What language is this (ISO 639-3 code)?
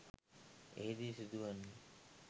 sin